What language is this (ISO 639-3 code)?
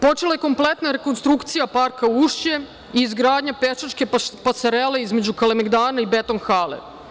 srp